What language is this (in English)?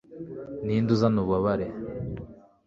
Kinyarwanda